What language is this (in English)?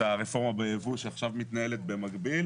Hebrew